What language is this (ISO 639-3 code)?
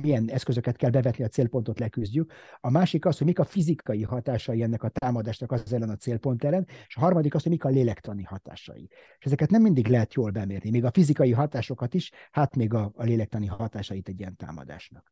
hun